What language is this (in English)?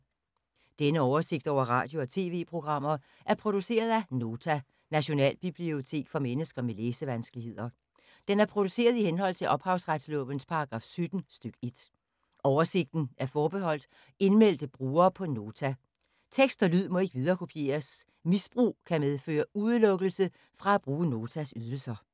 Danish